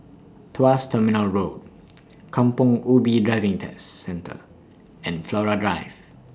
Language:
English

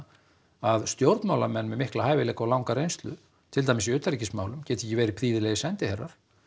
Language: Icelandic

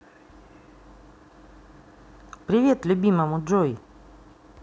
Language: Russian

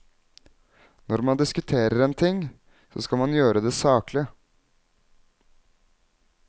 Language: Norwegian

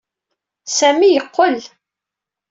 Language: Kabyle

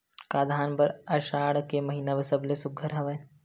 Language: Chhattisgarhi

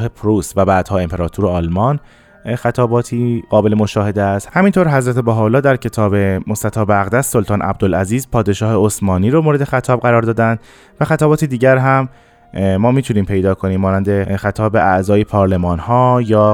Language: Persian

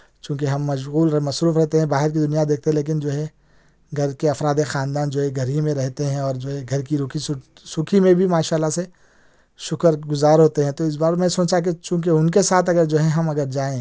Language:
Urdu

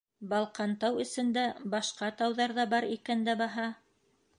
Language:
Bashkir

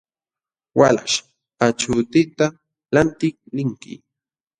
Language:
Jauja Wanca Quechua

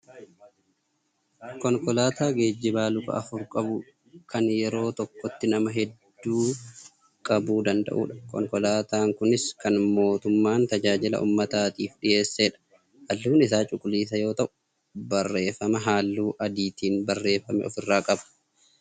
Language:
Oromo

